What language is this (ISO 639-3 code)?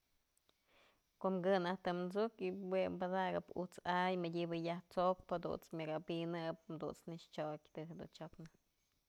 mzl